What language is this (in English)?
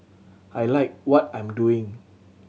English